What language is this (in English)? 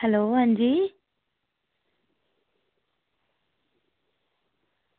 Dogri